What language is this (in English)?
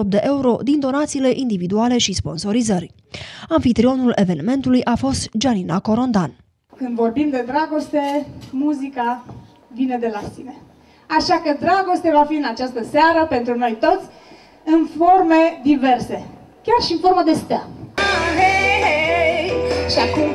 Romanian